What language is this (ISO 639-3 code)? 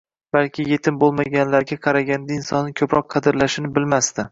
uzb